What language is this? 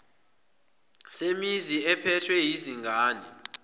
Zulu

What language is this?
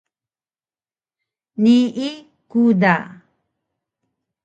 Taroko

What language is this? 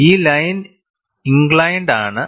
Malayalam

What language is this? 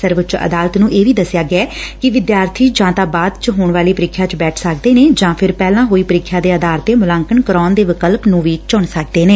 Punjabi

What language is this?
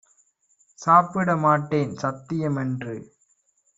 Tamil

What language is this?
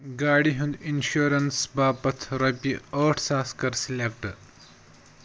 Kashmiri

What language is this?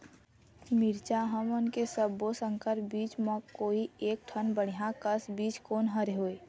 Chhattisgarhi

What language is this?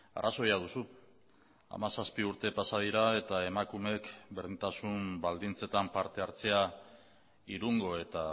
Basque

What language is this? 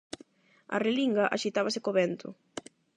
Galician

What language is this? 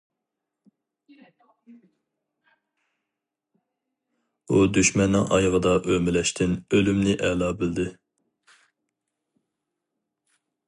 Uyghur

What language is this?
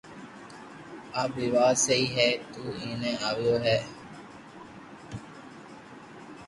Loarki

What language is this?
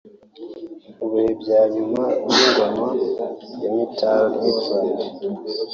Kinyarwanda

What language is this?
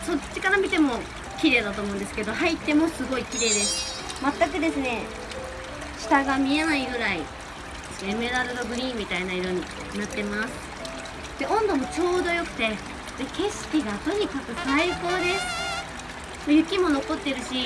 Japanese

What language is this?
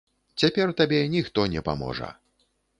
Belarusian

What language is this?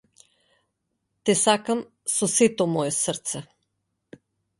Macedonian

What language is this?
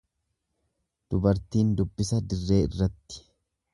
Oromo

